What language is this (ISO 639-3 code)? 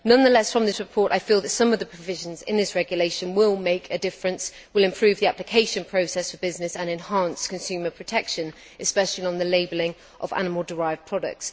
eng